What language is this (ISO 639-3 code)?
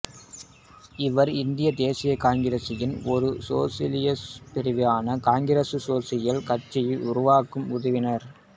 tam